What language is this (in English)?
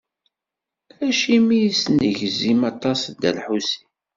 Kabyle